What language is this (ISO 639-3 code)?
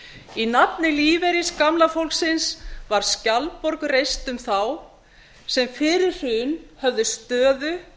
isl